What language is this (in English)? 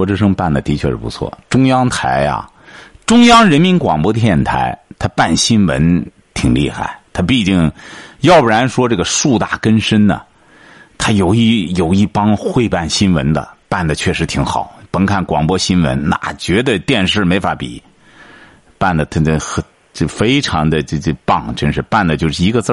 Chinese